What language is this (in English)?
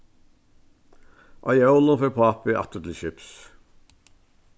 Faroese